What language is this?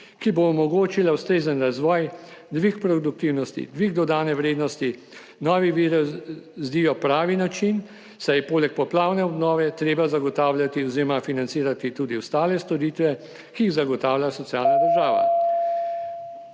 Slovenian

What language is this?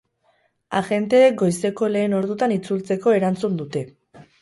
Basque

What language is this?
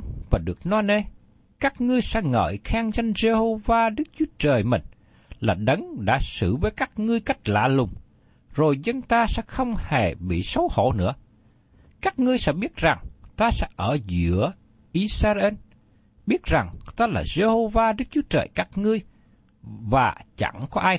Vietnamese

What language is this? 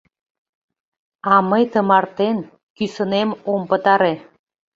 Mari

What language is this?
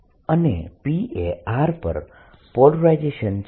Gujarati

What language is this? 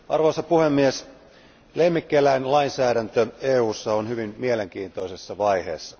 Finnish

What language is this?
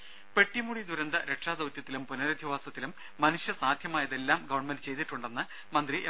Malayalam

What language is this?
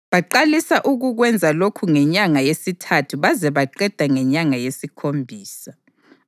North Ndebele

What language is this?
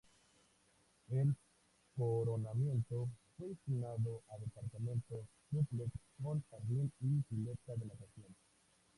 Spanish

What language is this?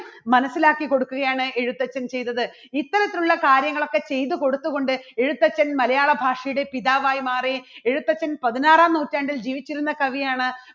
Malayalam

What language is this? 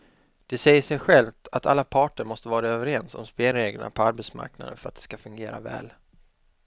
Swedish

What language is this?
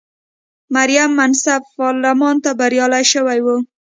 Pashto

